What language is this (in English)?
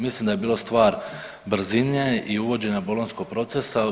Croatian